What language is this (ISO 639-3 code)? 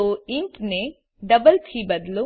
guj